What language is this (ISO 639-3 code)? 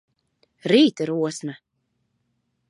lav